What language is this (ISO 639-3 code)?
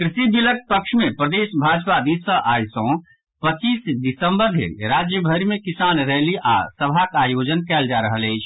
mai